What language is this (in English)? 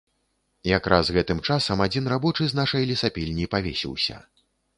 Belarusian